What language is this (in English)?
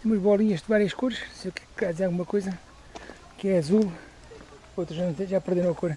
Portuguese